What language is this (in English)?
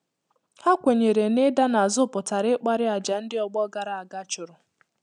Igbo